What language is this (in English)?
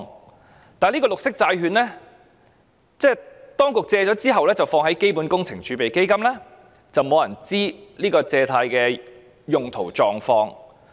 Cantonese